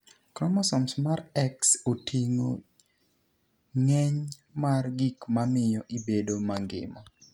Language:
Luo (Kenya and Tanzania)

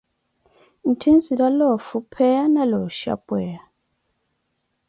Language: Koti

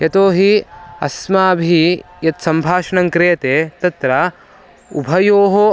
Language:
Sanskrit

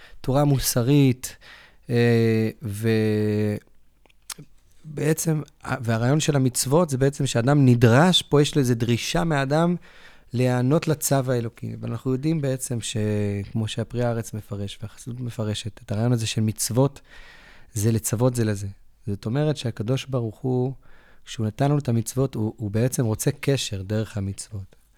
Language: Hebrew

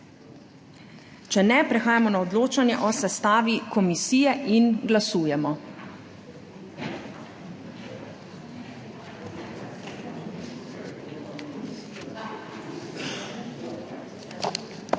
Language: Slovenian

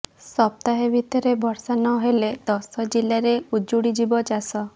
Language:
Odia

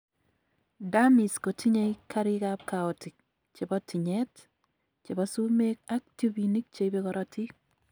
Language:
Kalenjin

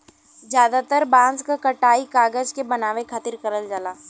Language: Bhojpuri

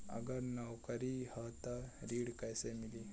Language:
Bhojpuri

